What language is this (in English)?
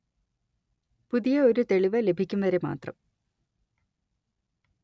Malayalam